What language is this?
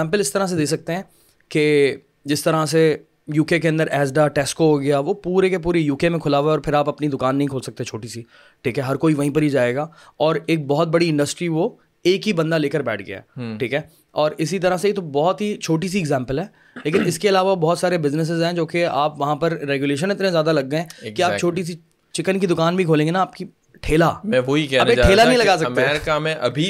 Urdu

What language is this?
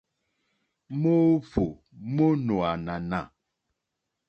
Mokpwe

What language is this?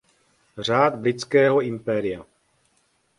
Czech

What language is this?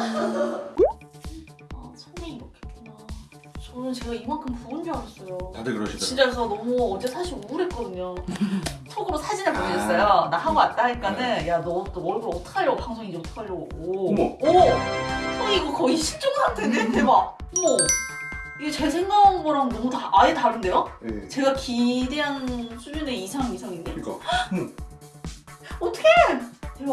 Korean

